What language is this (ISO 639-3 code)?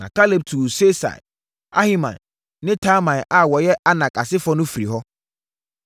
aka